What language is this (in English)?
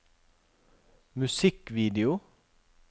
Norwegian